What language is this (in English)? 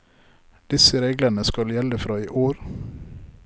Norwegian